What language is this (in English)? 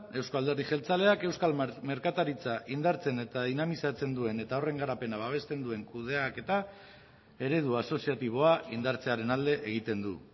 Basque